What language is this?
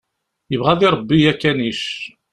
Kabyle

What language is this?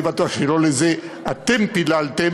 Hebrew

